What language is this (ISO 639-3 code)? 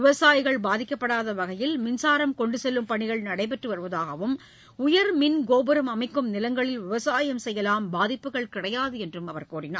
tam